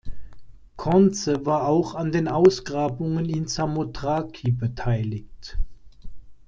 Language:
German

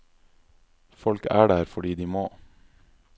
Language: Norwegian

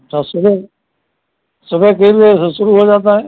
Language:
Hindi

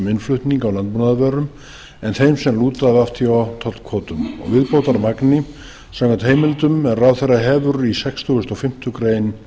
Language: Icelandic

